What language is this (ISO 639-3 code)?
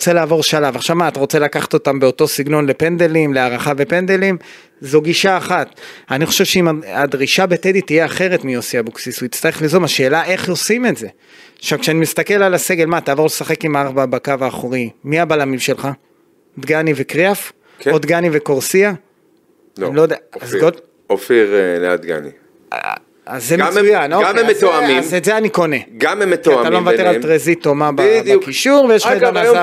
heb